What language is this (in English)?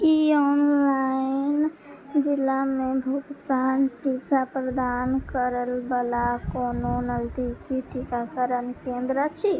Maithili